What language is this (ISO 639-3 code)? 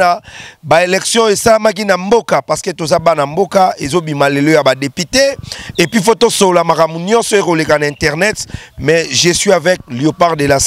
fra